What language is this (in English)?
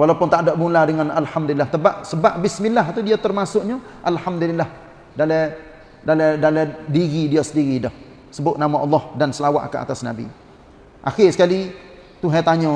Malay